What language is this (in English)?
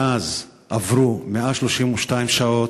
Hebrew